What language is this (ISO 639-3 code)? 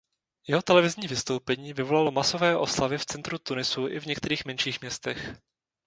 ces